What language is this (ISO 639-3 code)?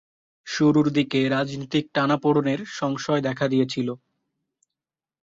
ben